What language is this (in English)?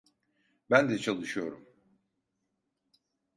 Turkish